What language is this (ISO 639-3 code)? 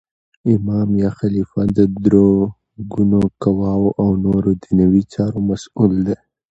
pus